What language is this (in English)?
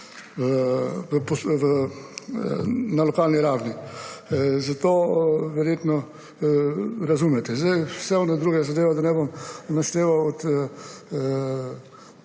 Slovenian